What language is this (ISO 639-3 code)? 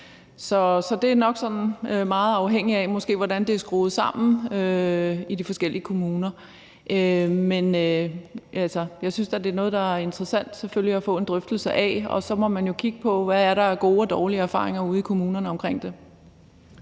dan